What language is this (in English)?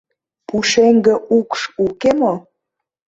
Mari